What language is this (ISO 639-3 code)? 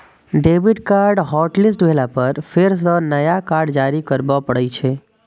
mai